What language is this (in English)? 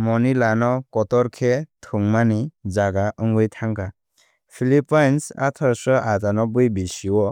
Kok Borok